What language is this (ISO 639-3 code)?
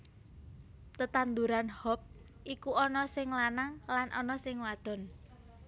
jav